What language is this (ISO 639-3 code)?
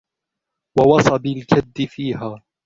ara